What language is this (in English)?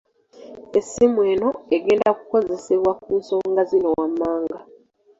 Ganda